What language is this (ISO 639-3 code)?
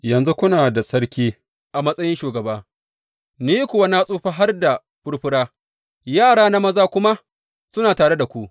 hau